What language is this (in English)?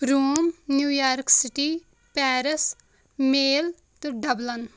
Kashmiri